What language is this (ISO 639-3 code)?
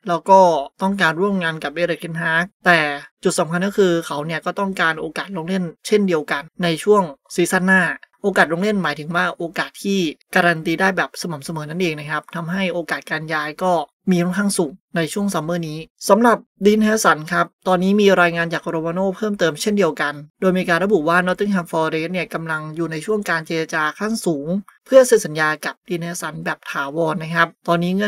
tha